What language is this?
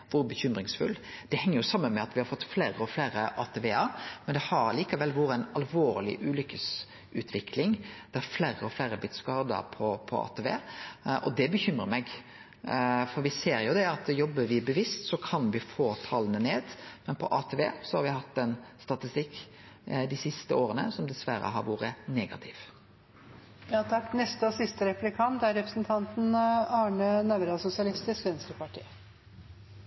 Norwegian Nynorsk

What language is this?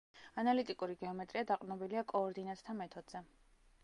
Georgian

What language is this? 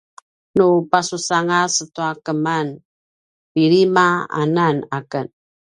Paiwan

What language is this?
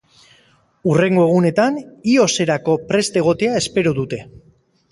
Basque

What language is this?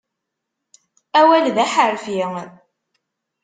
Kabyle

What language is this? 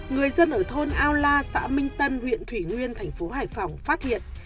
Vietnamese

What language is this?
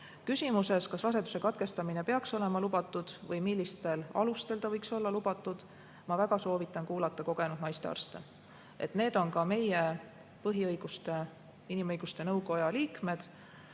Estonian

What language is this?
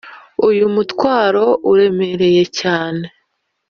Kinyarwanda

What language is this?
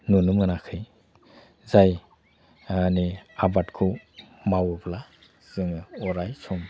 Bodo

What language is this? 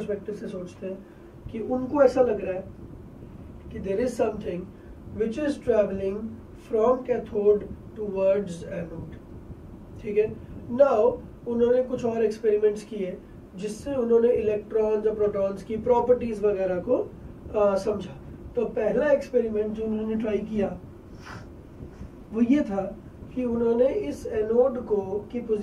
Portuguese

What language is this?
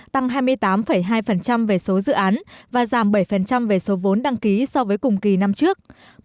Vietnamese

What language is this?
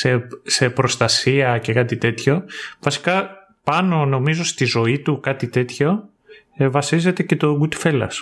Greek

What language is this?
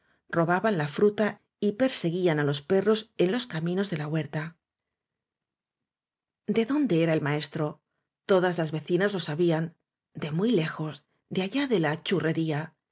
Spanish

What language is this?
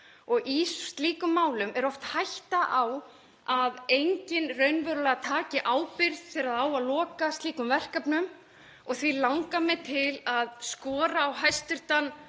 Icelandic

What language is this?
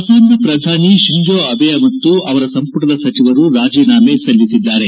Kannada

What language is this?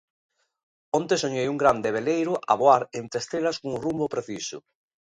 Galician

